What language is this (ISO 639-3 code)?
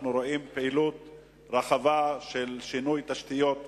heb